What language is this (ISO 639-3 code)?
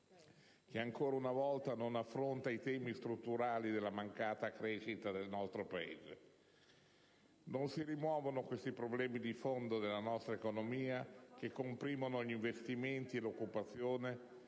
ita